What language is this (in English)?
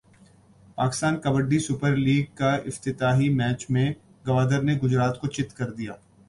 Urdu